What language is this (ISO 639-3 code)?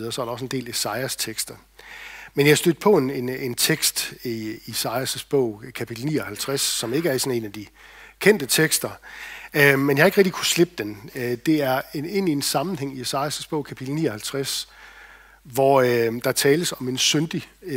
dan